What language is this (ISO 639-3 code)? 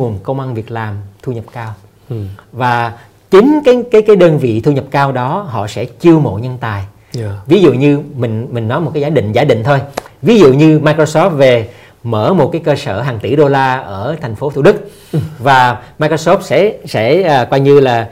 vie